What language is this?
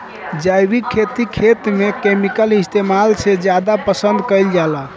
Bhojpuri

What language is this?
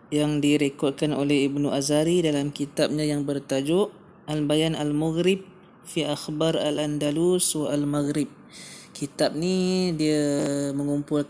Malay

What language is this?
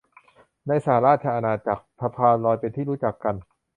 Thai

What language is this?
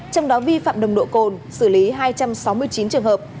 Vietnamese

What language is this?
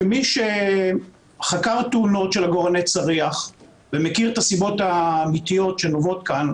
Hebrew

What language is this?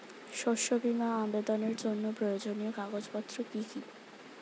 Bangla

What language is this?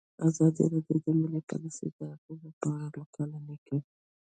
Pashto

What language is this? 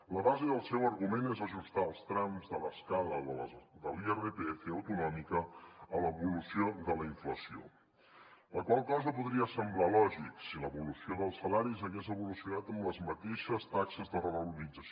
Catalan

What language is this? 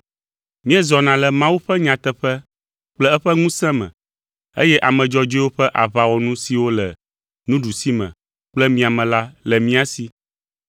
Ewe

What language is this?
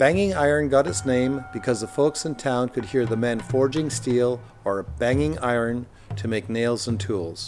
English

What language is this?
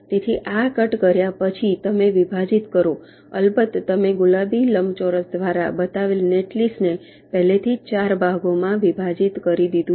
Gujarati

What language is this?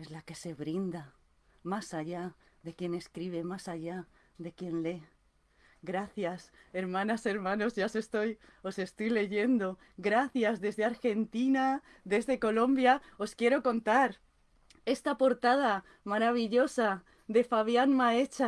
Spanish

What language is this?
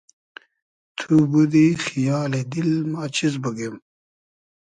Hazaragi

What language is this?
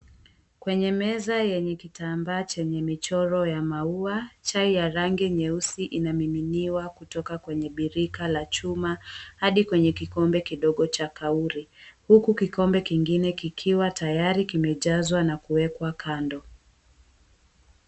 Swahili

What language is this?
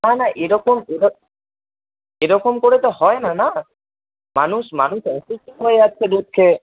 Bangla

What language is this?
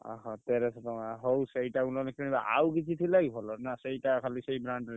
Odia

